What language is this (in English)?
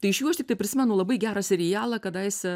Lithuanian